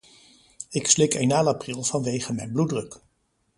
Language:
Dutch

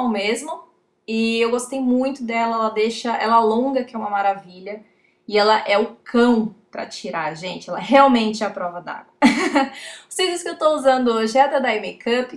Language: Portuguese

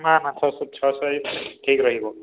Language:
Odia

